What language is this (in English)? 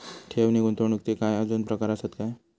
Marathi